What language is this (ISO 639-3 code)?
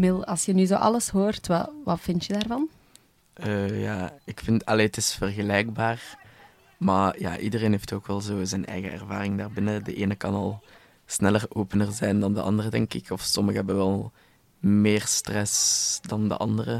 nld